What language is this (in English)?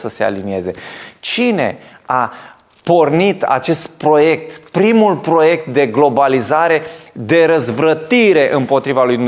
Romanian